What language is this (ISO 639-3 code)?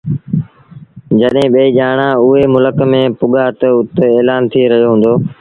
sbn